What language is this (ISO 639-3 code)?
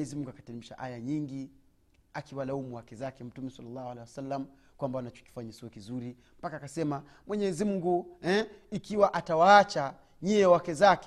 swa